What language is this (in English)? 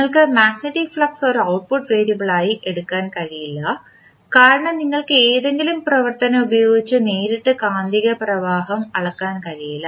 Malayalam